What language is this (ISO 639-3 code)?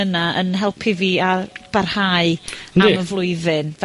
cym